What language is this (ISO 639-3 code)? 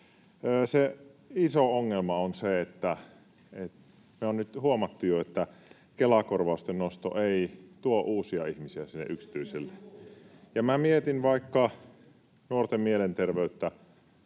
fin